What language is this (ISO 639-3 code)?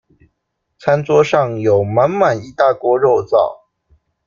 zho